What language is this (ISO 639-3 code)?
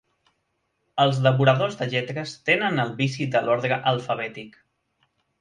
cat